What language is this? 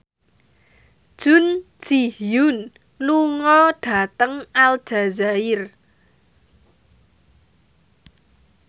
Javanese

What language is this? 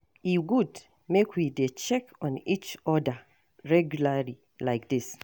Nigerian Pidgin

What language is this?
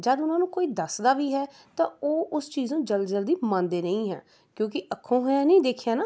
Punjabi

